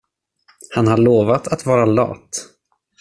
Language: Swedish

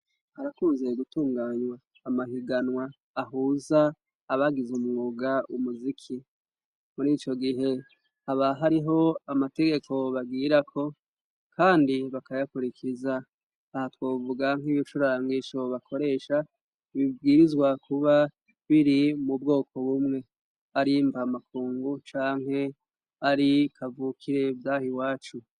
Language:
Rundi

